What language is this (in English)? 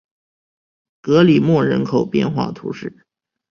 Chinese